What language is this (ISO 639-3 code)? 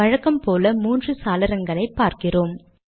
tam